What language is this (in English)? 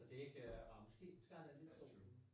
Danish